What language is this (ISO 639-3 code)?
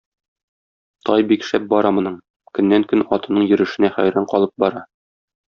tat